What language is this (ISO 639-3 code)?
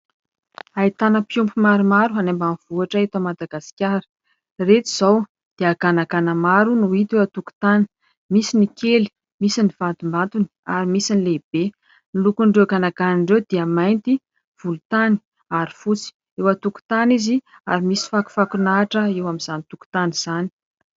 mlg